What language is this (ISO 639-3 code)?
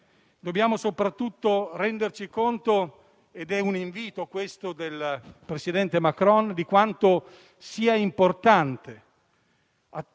ita